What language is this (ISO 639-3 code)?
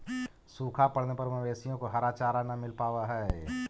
mag